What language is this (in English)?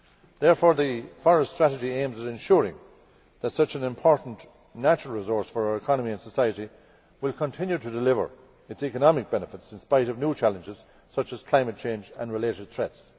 English